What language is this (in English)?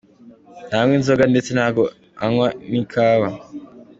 Kinyarwanda